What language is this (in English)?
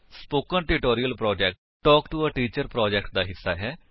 Punjabi